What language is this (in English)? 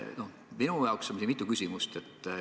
Estonian